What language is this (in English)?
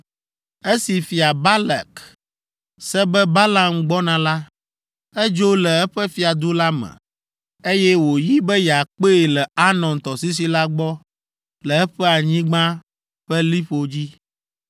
Ewe